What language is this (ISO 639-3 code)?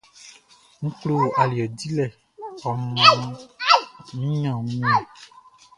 bci